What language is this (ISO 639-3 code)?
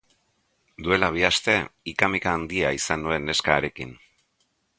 eus